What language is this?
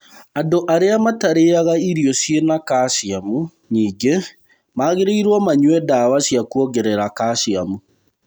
Kikuyu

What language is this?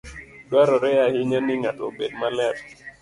Luo (Kenya and Tanzania)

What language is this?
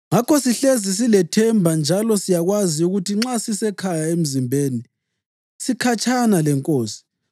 North Ndebele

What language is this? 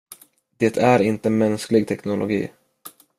Swedish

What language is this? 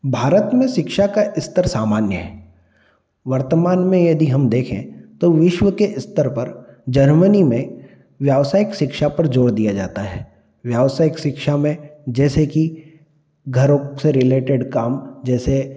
Hindi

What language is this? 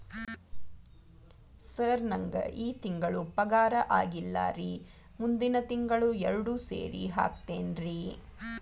Kannada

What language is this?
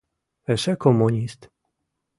Mari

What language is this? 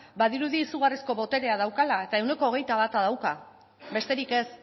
Basque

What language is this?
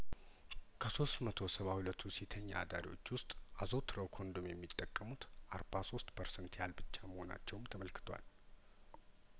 Amharic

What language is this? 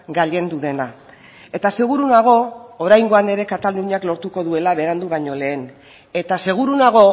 Basque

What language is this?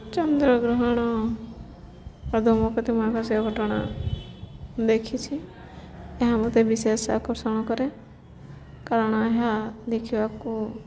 Odia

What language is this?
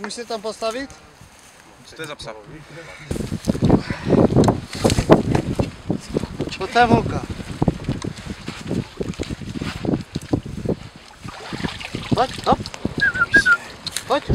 Polish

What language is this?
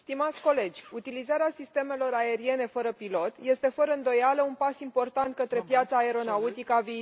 Romanian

